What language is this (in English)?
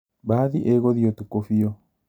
Kikuyu